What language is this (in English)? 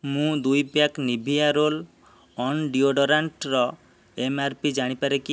Odia